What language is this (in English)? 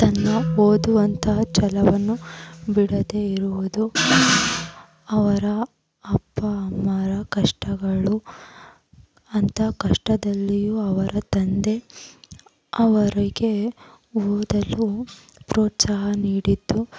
Kannada